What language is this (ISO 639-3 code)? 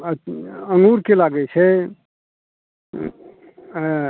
mai